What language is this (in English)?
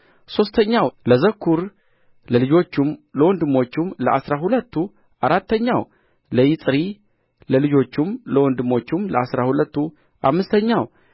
Amharic